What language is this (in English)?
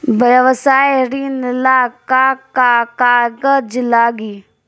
Bhojpuri